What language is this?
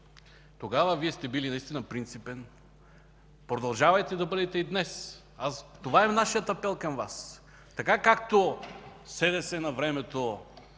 Bulgarian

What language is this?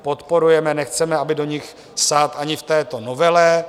Czech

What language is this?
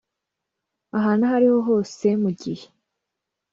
Kinyarwanda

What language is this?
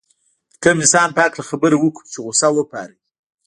Pashto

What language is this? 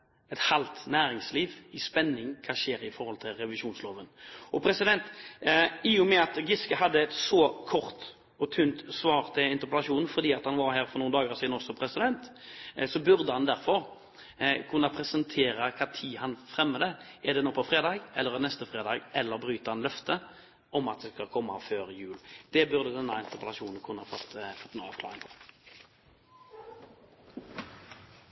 Norwegian Bokmål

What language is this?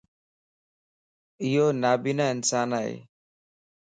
Lasi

